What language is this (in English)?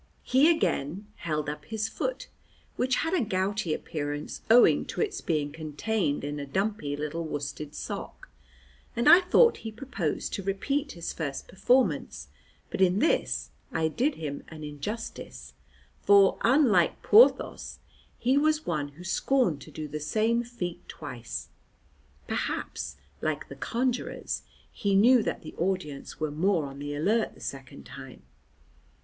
English